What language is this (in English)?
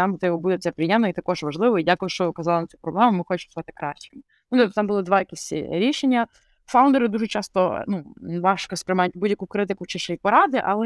Ukrainian